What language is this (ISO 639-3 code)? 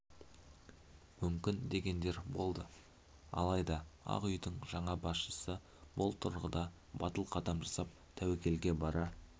kaz